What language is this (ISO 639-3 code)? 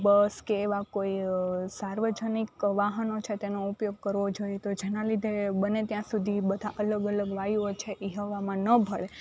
guj